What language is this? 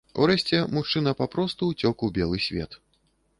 Belarusian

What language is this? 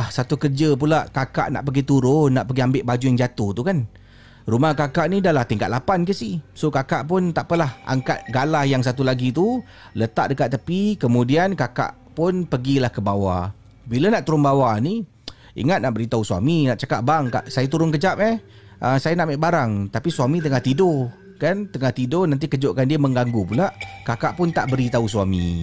Malay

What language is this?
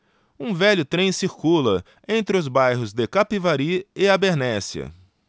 Portuguese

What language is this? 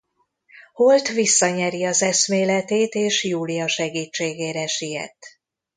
Hungarian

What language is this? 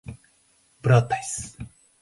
Portuguese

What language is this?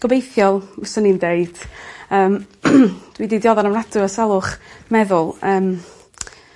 Welsh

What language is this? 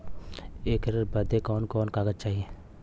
Bhojpuri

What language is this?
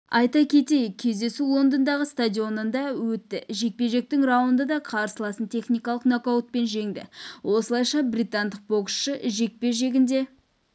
Kazakh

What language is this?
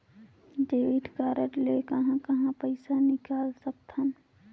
Chhattisgarhi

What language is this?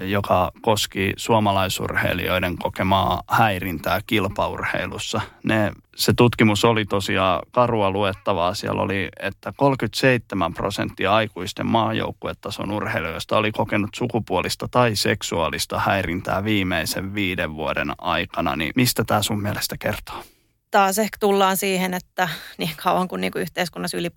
Finnish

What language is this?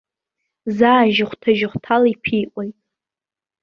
Abkhazian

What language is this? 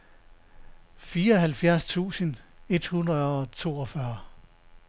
Danish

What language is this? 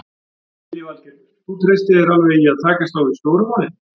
Icelandic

